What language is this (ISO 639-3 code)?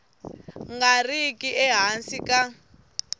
tso